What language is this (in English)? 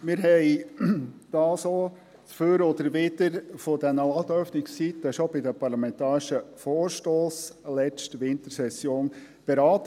Swiss German